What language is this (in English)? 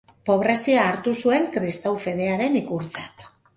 Basque